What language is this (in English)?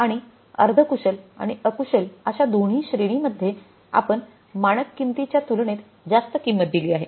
Marathi